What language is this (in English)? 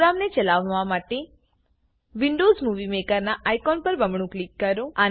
Gujarati